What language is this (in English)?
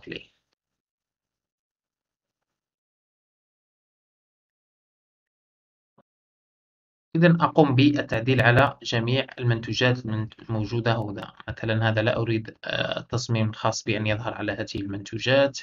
Arabic